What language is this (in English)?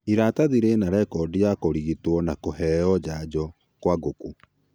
Kikuyu